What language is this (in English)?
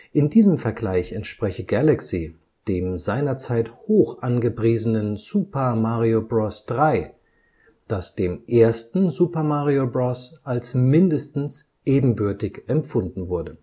German